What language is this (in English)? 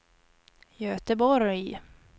Swedish